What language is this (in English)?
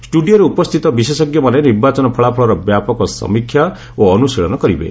Odia